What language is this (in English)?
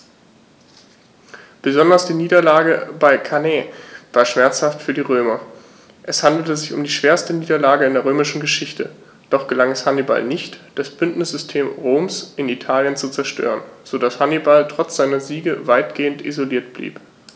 German